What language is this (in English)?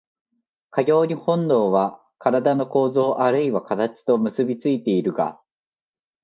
Japanese